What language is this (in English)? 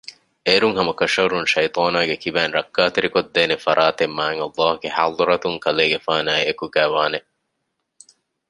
Divehi